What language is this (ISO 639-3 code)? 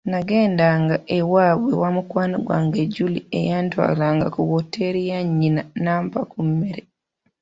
lug